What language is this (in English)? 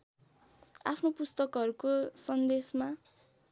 Nepali